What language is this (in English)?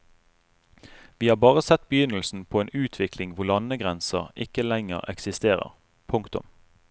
Norwegian